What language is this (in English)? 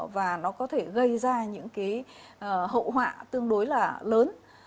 Vietnamese